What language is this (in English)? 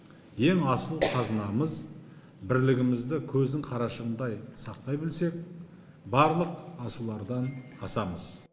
Kazakh